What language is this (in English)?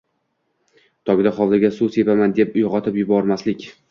Uzbek